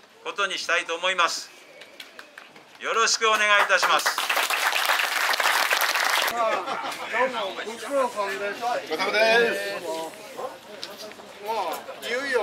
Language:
Japanese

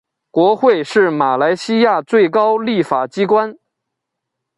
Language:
Chinese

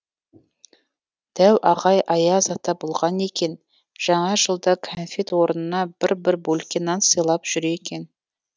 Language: Kazakh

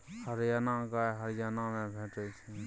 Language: Maithili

